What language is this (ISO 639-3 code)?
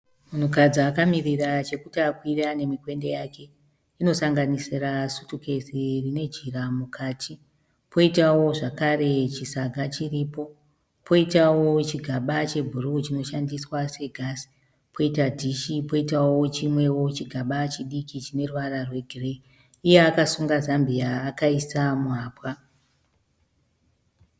sna